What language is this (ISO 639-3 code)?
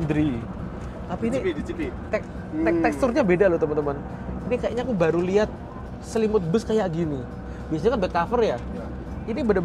ind